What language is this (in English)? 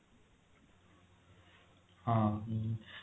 Odia